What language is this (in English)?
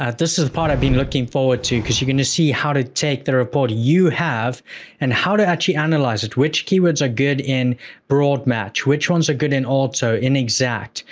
English